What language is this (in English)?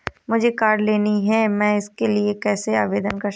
Hindi